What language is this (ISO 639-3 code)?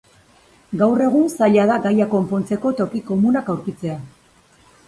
eus